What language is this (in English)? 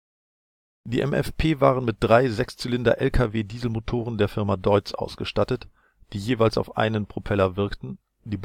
German